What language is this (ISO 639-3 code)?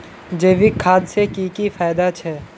mag